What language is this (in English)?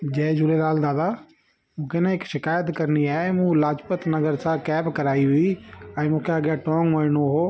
Sindhi